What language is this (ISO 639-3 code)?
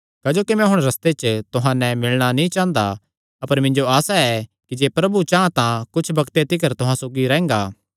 xnr